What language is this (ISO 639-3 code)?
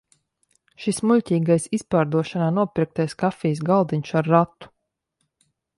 lav